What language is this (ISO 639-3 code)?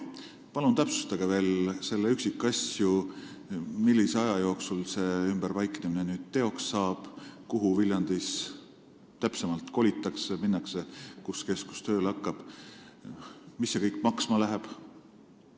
est